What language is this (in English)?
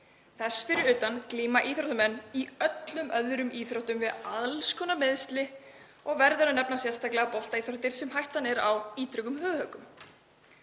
Icelandic